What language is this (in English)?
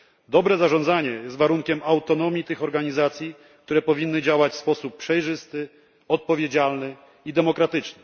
Polish